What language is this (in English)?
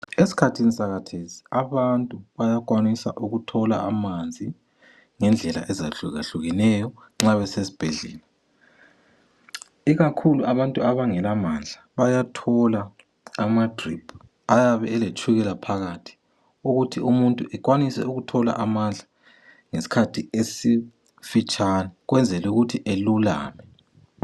North Ndebele